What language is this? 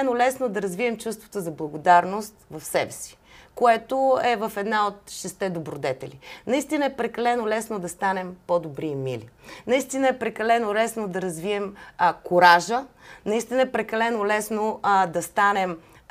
Bulgarian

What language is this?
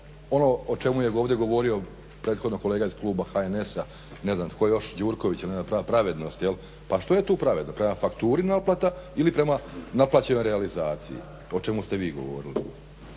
Croatian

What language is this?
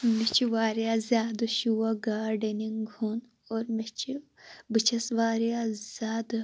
Kashmiri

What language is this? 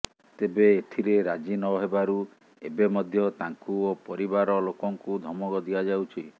Odia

